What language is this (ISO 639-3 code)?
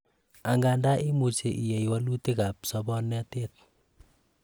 kln